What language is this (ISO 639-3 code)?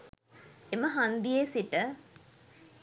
sin